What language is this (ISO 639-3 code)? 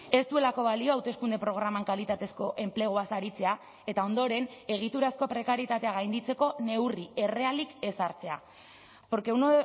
eus